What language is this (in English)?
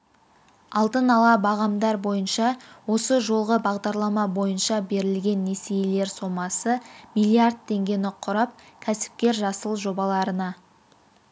Kazakh